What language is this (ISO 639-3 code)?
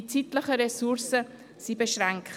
gsw